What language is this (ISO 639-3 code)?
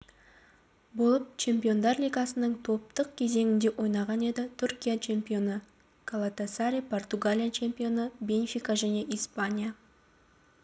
kaz